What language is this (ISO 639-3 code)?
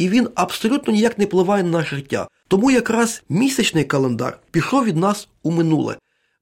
ukr